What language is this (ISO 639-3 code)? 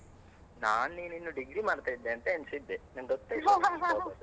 kan